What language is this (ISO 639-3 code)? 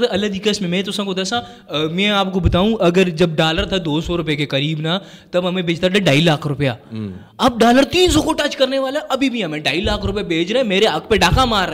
urd